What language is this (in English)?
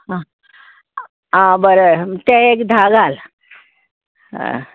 Konkani